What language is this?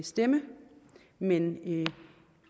Danish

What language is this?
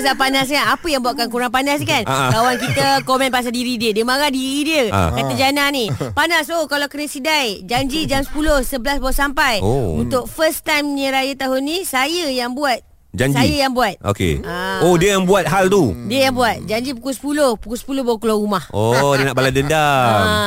Malay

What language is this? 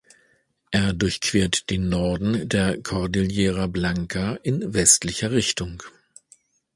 German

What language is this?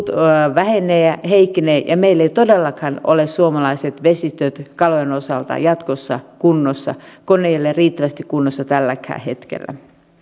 Finnish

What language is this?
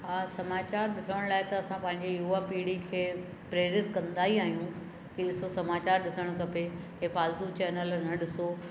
Sindhi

